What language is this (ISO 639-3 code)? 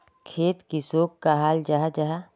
mag